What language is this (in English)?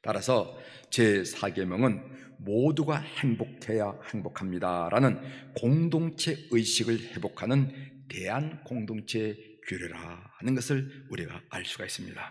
Korean